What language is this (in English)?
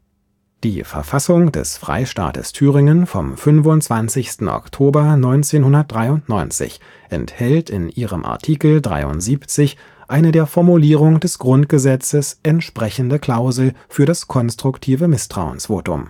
German